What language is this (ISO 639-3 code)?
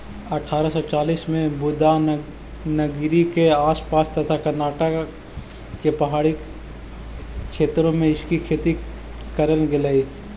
mag